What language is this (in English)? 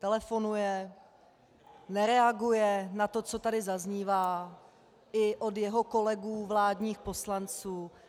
Czech